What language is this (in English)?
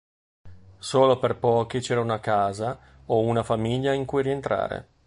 Italian